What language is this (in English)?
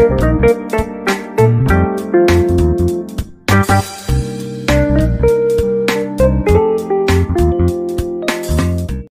Japanese